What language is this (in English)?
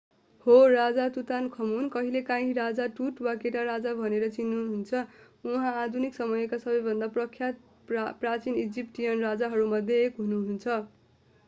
Nepali